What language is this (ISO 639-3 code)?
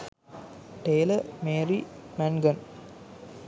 sin